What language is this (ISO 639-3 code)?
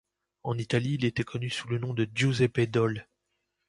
fra